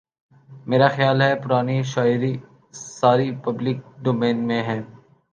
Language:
Urdu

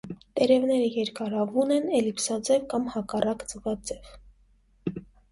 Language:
Armenian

